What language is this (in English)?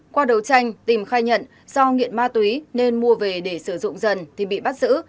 Vietnamese